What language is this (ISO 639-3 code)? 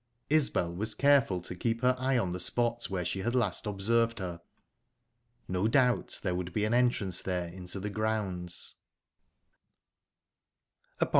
eng